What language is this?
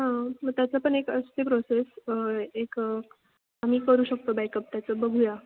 Marathi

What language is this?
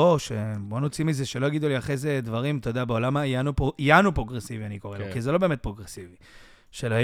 Hebrew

